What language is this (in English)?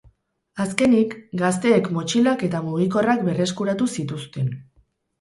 Basque